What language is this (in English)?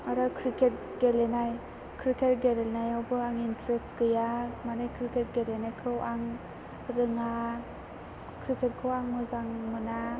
Bodo